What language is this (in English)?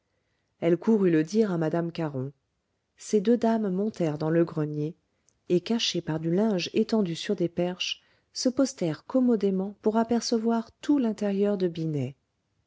French